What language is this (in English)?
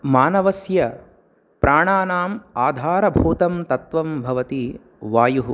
Sanskrit